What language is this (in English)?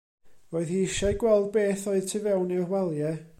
Welsh